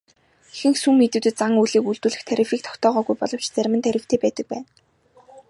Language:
Mongolian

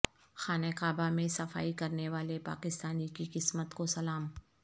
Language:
Urdu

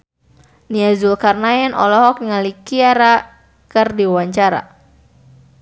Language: Sundanese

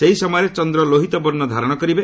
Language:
Odia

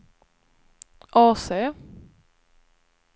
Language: Swedish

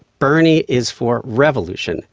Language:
English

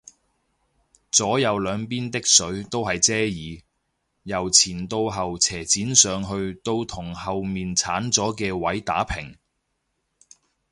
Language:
Cantonese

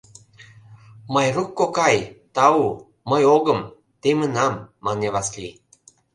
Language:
Mari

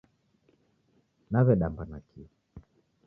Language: Taita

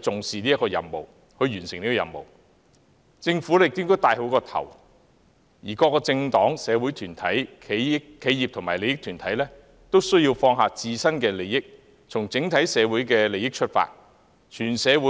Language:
Cantonese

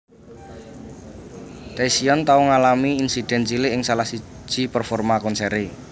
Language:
Javanese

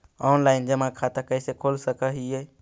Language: Magahi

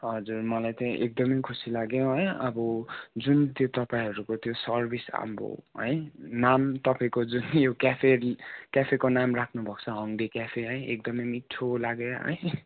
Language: Nepali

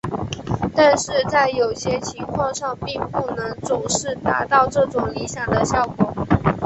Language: Chinese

